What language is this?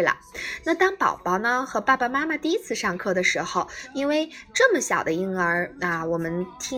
Chinese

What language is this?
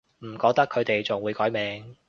Cantonese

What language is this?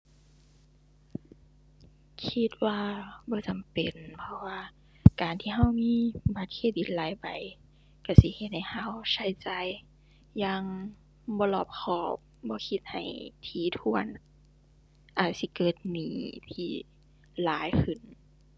Thai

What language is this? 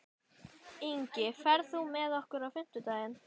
Icelandic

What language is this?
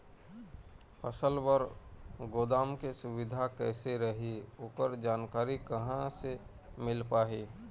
Chhattisgarhi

